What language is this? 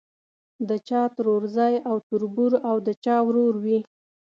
Pashto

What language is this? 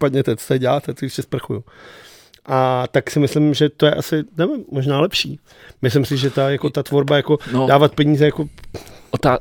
Czech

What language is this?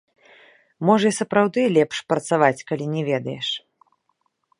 Belarusian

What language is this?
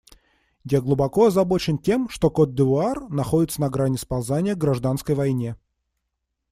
Russian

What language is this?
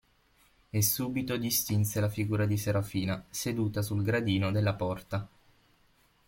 Italian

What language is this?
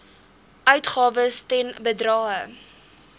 Afrikaans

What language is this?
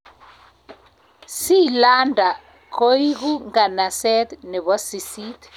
Kalenjin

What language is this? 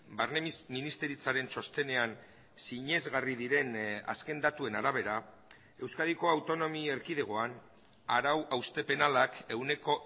Basque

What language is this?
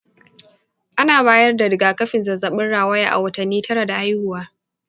Hausa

